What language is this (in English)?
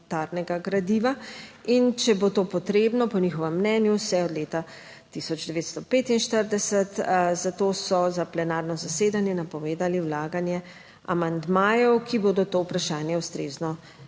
Slovenian